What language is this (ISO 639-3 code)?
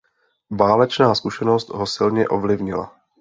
ces